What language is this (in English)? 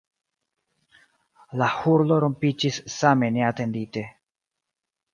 Esperanto